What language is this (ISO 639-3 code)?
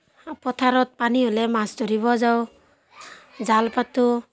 asm